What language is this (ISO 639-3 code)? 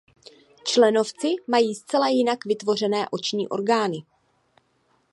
ces